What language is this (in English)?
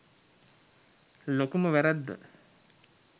Sinhala